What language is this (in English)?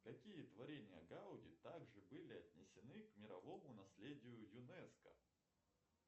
Russian